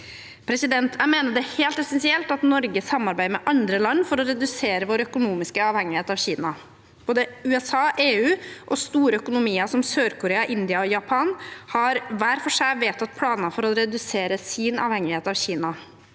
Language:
Norwegian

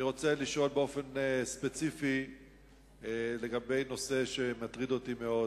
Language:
Hebrew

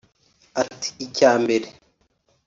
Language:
Kinyarwanda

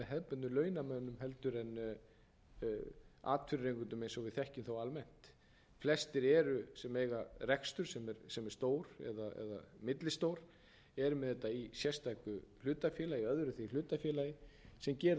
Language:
Icelandic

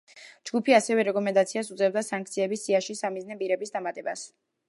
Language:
Georgian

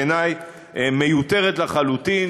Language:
Hebrew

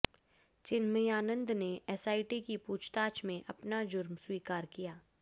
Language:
Hindi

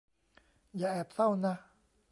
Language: Thai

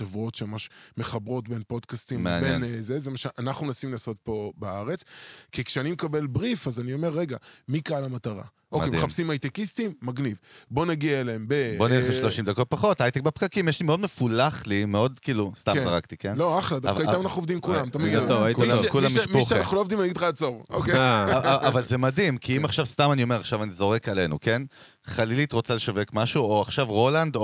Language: Hebrew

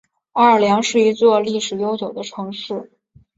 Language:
Chinese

